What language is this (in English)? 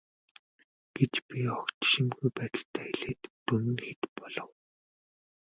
Mongolian